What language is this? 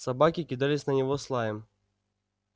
Russian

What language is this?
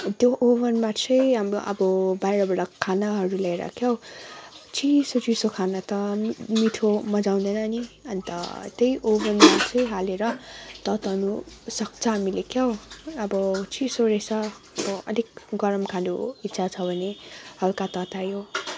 Nepali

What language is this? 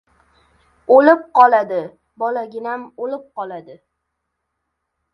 Uzbek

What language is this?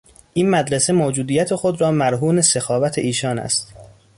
Persian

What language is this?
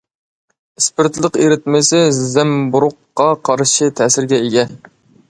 Uyghur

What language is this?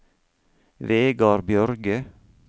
Norwegian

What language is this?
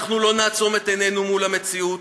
Hebrew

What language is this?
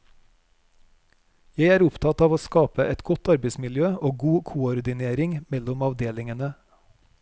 Norwegian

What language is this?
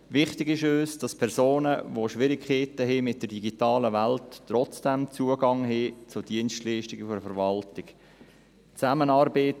Swiss German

